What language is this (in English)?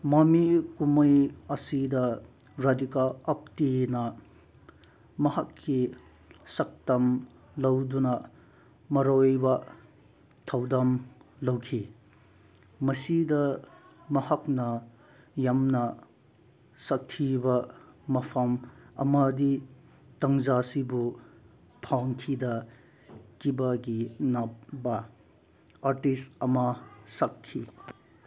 Manipuri